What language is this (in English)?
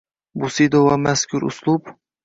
Uzbek